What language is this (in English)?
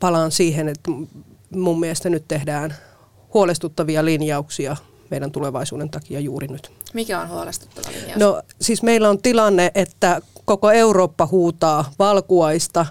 Finnish